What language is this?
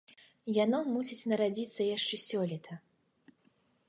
Belarusian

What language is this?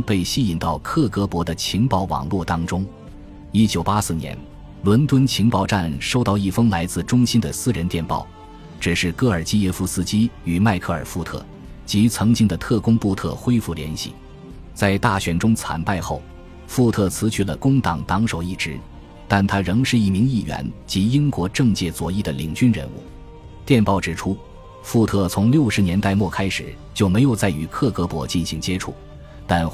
Chinese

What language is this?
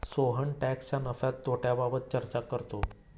Marathi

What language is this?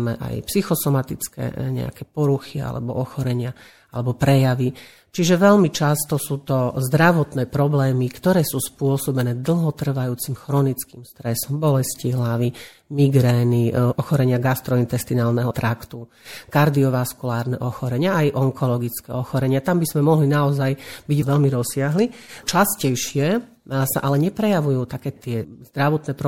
Slovak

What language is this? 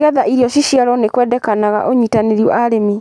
Kikuyu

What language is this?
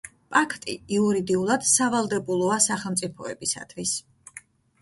Georgian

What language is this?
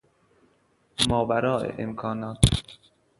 Persian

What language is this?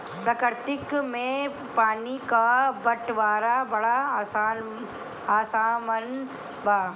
Bhojpuri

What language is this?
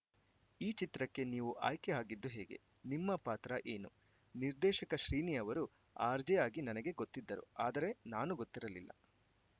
Kannada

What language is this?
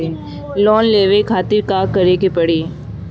Bhojpuri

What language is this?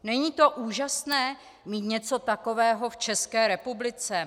Czech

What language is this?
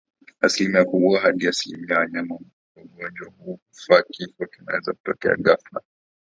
Swahili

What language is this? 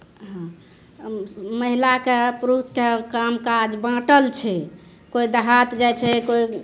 Maithili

